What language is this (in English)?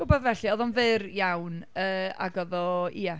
Welsh